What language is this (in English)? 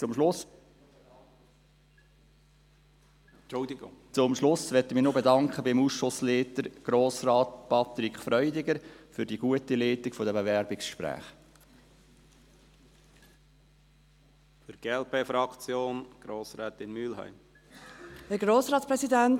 Swiss German